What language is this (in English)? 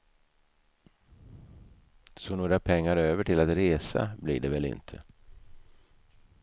Swedish